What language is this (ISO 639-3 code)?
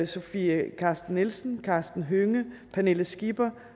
dan